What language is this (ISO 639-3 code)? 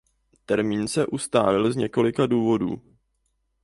ces